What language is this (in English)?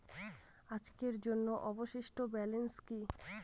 Bangla